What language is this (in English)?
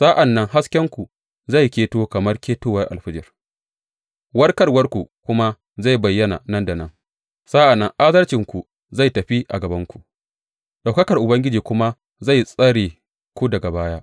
Hausa